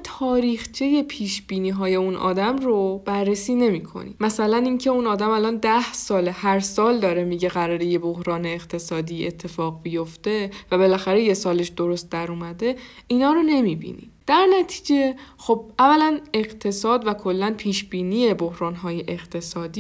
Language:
Persian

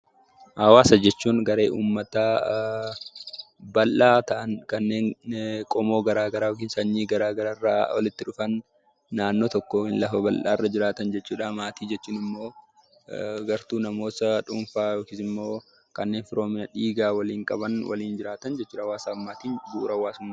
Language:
Oromo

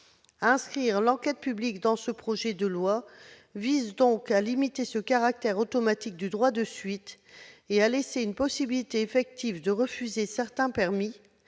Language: French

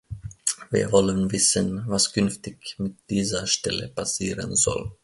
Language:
German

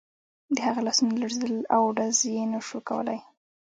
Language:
Pashto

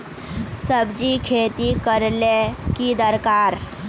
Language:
Magahi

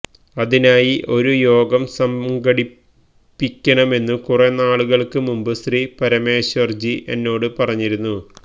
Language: Malayalam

